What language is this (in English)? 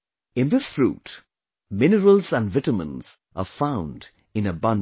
English